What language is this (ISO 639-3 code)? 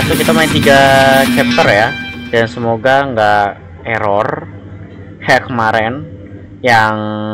ind